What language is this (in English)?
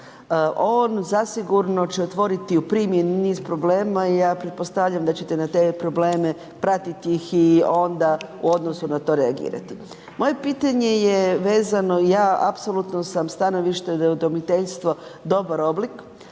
Croatian